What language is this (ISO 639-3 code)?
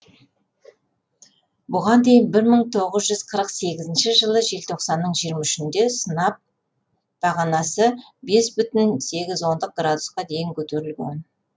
kaz